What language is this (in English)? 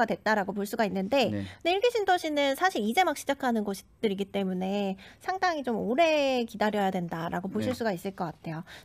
Korean